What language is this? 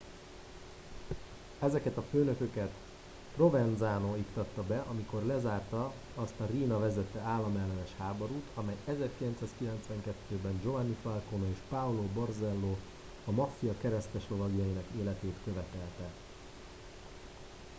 Hungarian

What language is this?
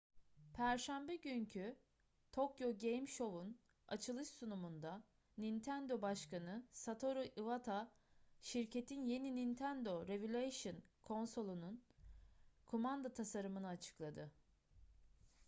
Turkish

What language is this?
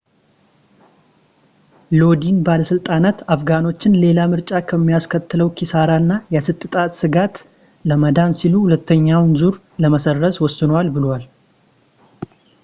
Amharic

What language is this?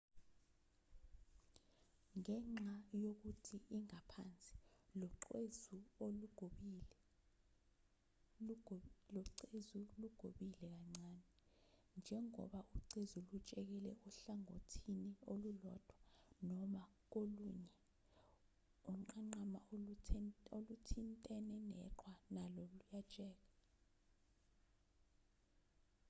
Zulu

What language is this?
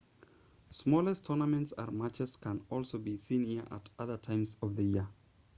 English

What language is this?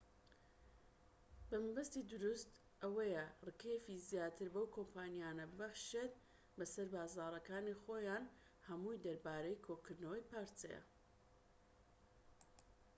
Central Kurdish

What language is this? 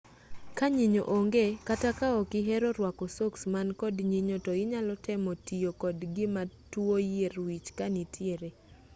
Luo (Kenya and Tanzania)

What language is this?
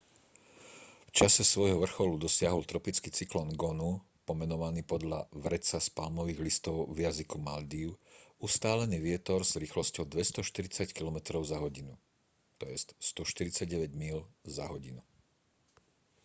Slovak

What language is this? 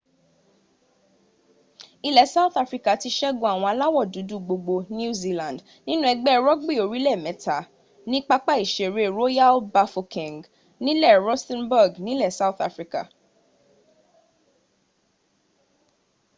Yoruba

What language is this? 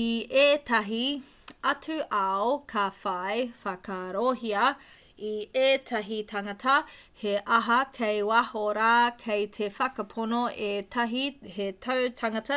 Māori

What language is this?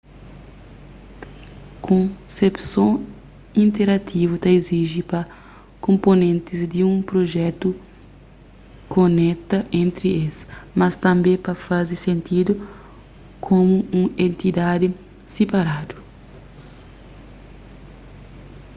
Kabuverdianu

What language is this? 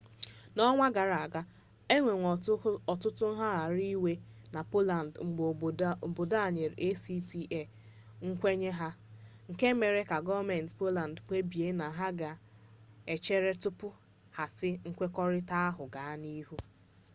Igbo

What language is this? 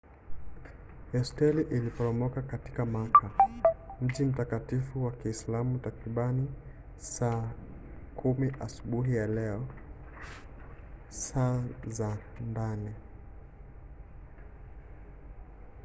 Swahili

